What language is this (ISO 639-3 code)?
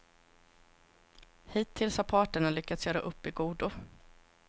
swe